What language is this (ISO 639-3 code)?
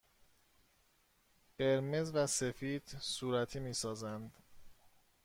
fas